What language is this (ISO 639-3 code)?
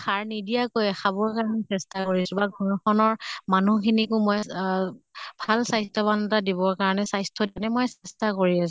asm